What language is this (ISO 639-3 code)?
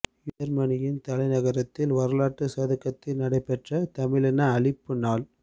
tam